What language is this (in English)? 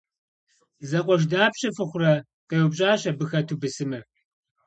Kabardian